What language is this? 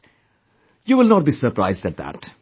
English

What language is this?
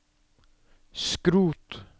Norwegian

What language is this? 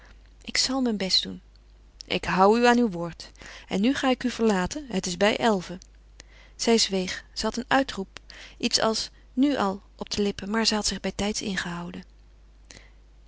Dutch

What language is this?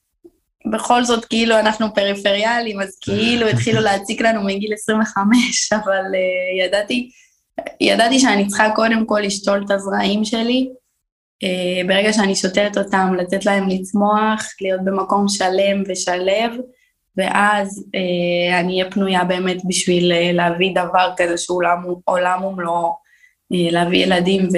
Hebrew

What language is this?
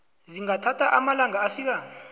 South Ndebele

